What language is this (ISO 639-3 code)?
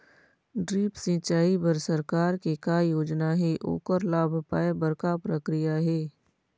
hne